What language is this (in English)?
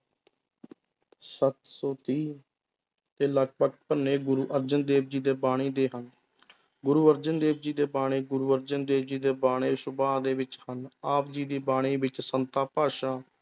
Punjabi